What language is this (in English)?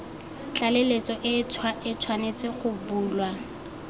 Tswana